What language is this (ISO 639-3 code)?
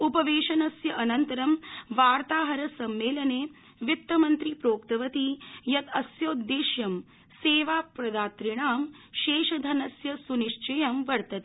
san